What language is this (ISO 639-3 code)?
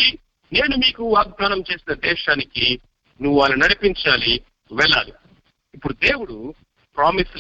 tel